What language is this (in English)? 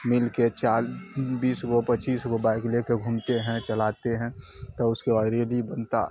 Urdu